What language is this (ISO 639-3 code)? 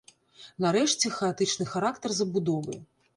bel